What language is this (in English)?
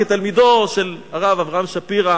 Hebrew